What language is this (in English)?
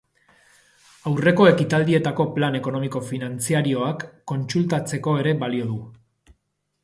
Basque